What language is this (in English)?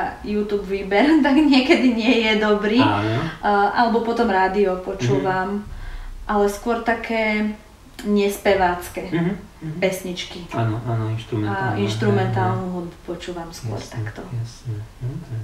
Slovak